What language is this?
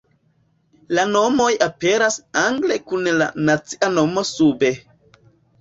Esperanto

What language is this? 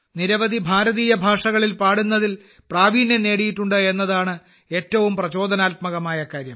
Malayalam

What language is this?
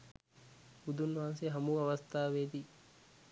Sinhala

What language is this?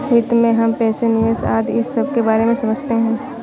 Hindi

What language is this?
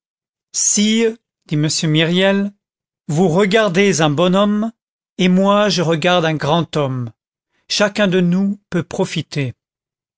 French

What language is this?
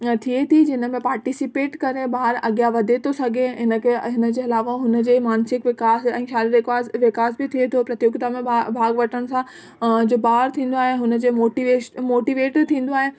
Sindhi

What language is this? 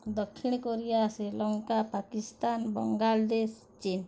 Odia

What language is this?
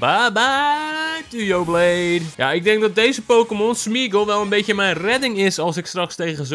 Dutch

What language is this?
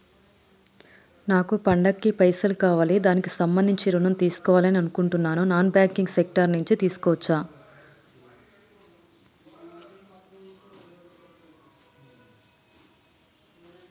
Telugu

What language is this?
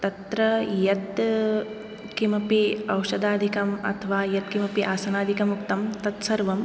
Sanskrit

